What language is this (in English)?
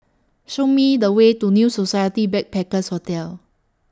English